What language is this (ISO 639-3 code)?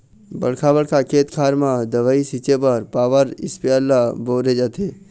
hne